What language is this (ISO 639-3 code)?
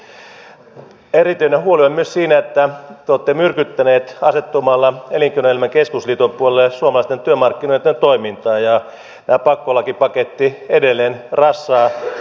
fin